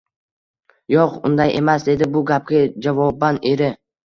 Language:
Uzbek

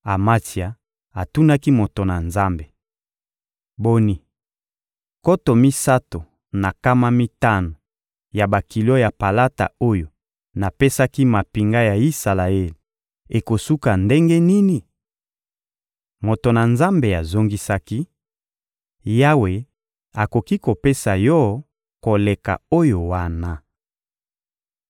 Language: Lingala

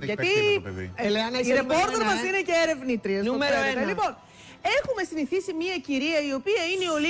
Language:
Greek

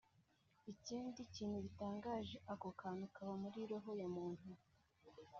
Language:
Kinyarwanda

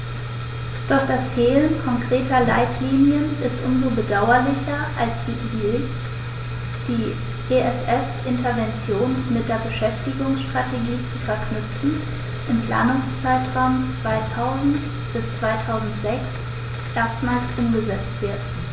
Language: German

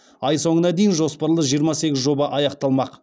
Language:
Kazakh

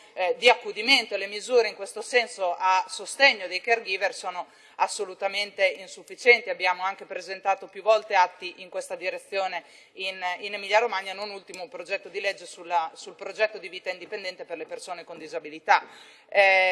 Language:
Italian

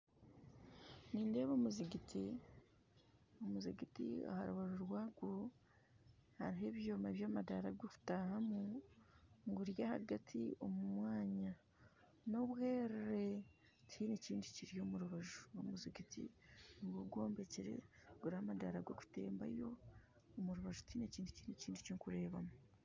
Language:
Nyankole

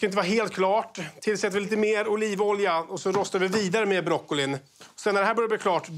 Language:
Swedish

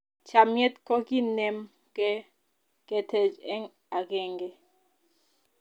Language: Kalenjin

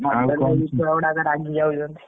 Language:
Odia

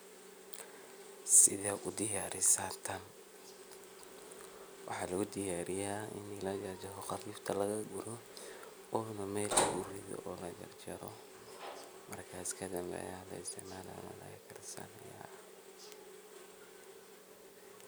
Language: Somali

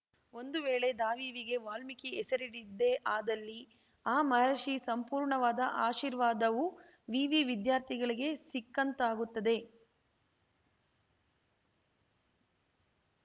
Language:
Kannada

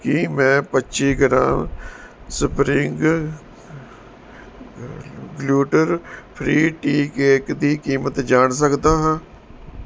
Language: Punjabi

